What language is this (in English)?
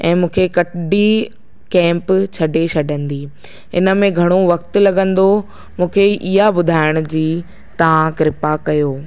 Sindhi